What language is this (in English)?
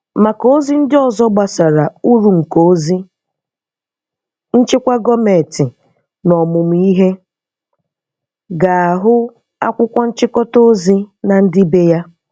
Igbo